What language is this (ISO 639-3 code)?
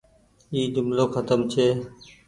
gig